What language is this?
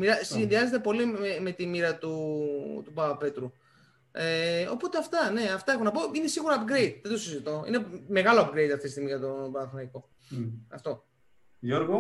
Greek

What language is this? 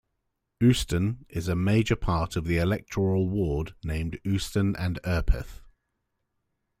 English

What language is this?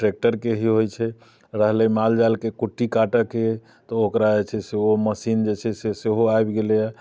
Maithili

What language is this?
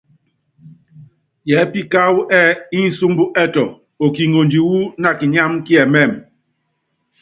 Yangben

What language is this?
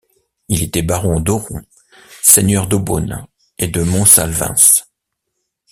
French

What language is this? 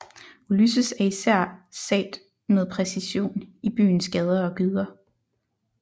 Danish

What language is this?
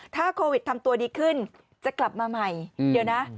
Thai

